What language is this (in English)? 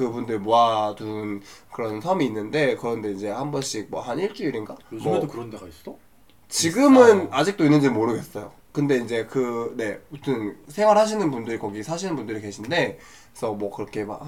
Korean